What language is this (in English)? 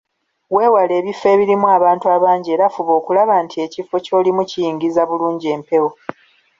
Ganda